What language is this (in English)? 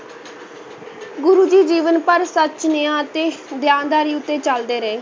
Punjabi